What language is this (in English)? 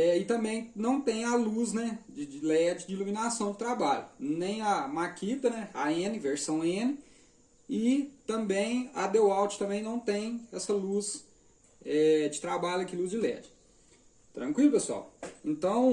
Portuguese